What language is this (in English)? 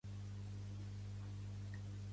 Catalan